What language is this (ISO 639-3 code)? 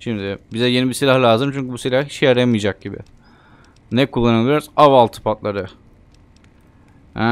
tur